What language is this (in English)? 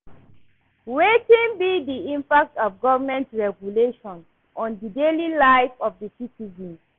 Nigerian Pidgin